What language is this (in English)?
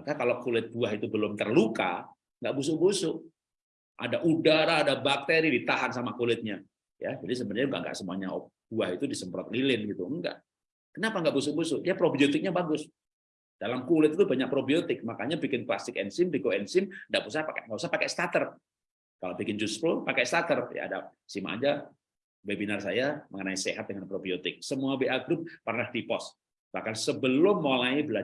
Indonesian